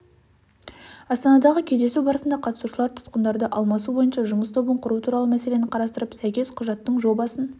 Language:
Kazakh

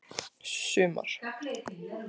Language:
Icelandic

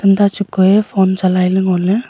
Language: Wancho Naga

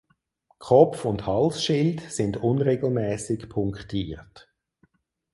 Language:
German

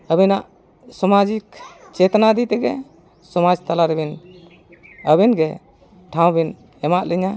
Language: Santali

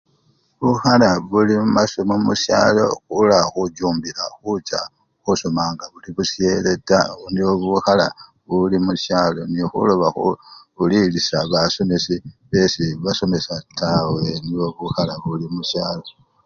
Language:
Luyia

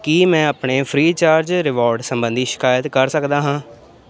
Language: Punjabi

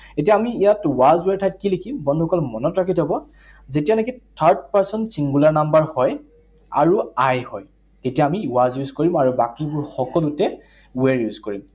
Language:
Assamese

